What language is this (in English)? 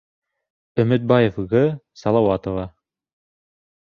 Bashkir